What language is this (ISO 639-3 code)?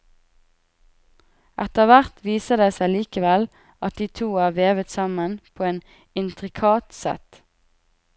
nor